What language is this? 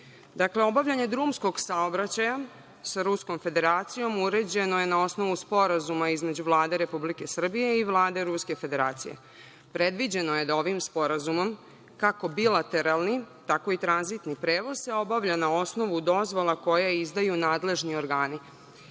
Serbian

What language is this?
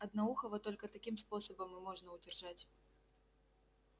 Russian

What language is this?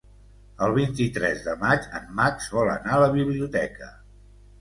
Catalan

